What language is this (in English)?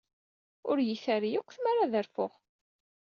Kabyle